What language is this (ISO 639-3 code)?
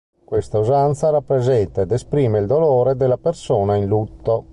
ita